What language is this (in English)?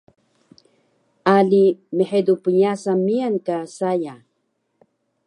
Taroko